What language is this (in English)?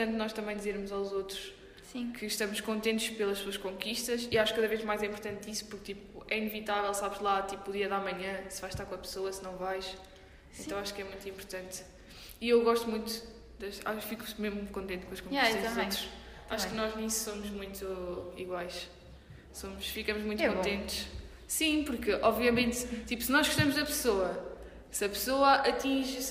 Portuguese